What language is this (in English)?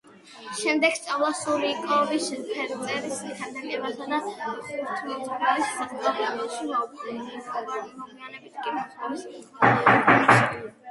Georgian